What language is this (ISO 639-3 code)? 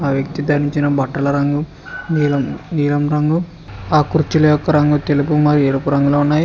tel